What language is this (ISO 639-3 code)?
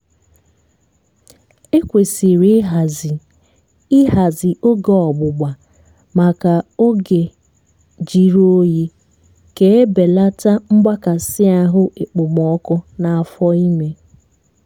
ibo